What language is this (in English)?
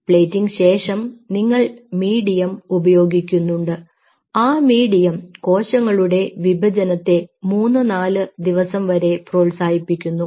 Malayalam